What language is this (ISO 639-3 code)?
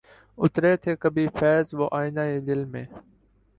urd